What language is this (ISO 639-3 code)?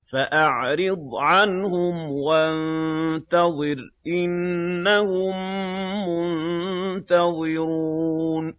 ara